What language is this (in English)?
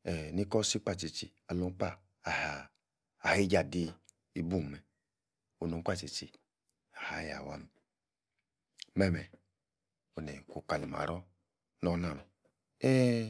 Yace